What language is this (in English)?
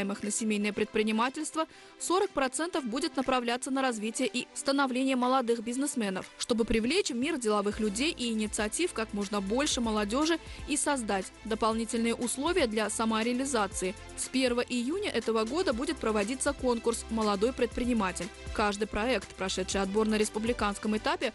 Russian